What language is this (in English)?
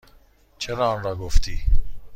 Persian